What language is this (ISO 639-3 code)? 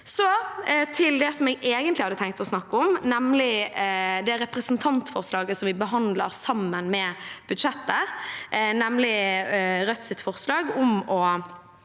nor